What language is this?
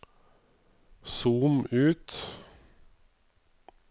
Norwegian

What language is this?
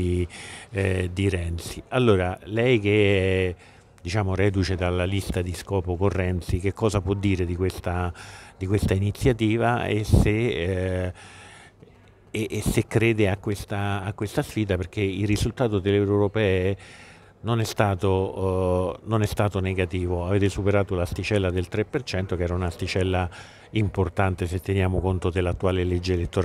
Italian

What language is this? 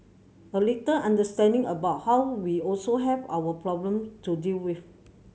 English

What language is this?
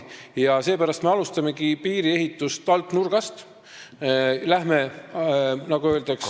Estonian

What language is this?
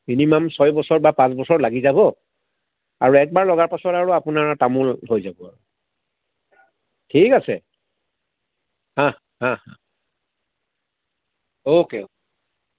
Assamese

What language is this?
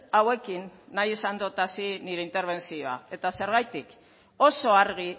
Basque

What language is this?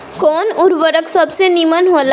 Bhojpuri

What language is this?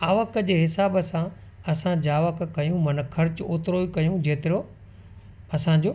Sindhi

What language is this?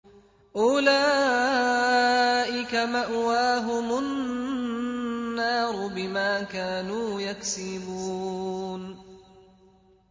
Arabic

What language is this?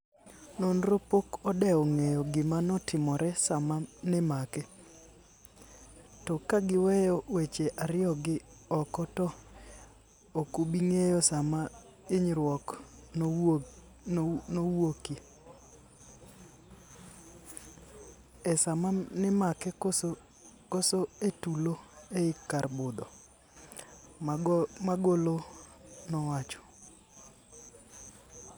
Luo (Kenya and Tanzania)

